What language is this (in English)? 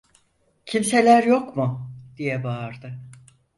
Turkish